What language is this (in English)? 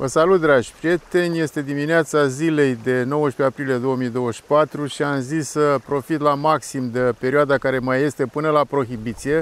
Romanian